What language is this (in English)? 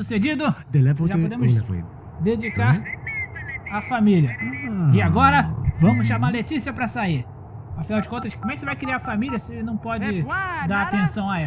Portuguese